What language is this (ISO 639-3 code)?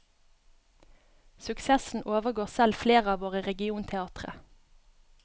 nor